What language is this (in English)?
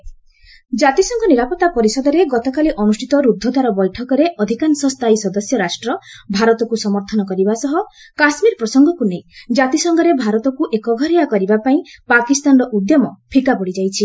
Odia